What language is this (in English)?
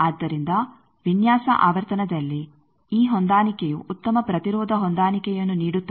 Kannada